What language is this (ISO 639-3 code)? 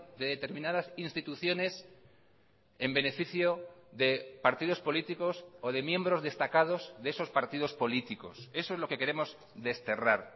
spa